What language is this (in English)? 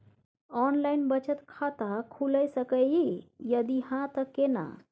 Maithili